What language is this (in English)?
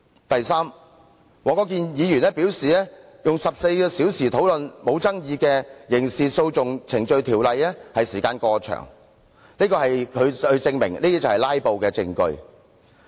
Cantonese